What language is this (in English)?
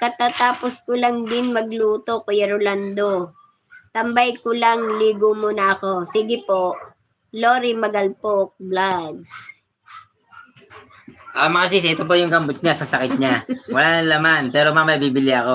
Filipino